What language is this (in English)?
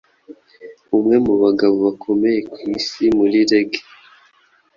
Kinyarwanda